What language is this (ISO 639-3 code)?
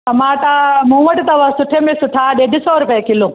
snd